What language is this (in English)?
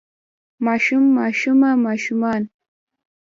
Pashto